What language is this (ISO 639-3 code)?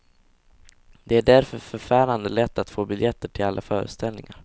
swe